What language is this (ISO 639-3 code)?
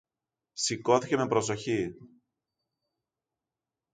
ell